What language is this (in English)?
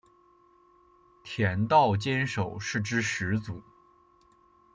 Chinese